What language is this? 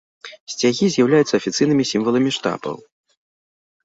Belarusian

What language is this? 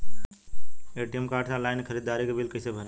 Bhojpuri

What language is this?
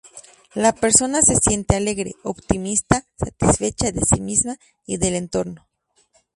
Spanish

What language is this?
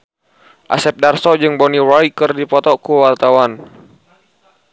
Sundanese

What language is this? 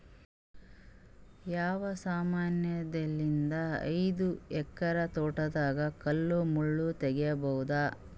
Kannada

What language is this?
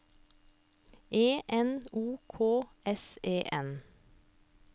Norwegian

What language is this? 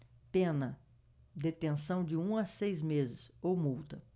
Portuguese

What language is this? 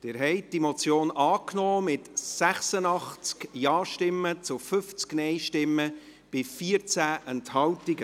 Swiss German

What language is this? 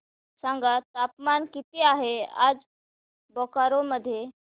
Marathi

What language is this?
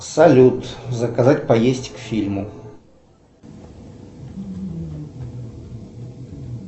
Russian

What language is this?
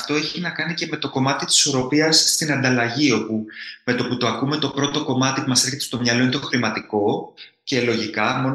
Greek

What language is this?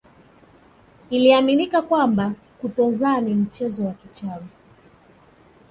Swahili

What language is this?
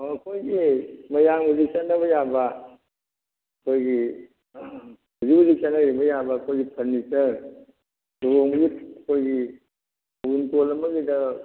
Manipuri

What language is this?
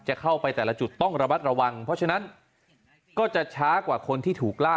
Thai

